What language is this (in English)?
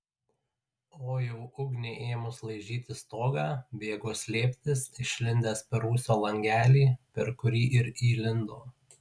Lithuanian